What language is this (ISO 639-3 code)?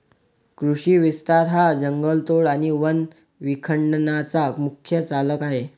mar